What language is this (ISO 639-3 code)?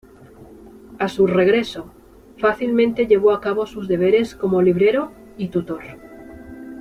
spa